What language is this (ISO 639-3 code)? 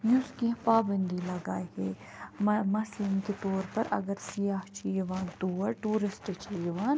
kas